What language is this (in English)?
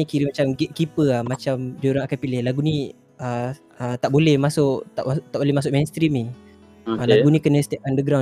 Malay